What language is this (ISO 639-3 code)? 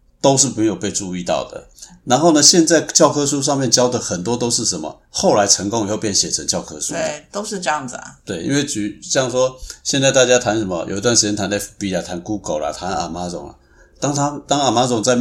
zho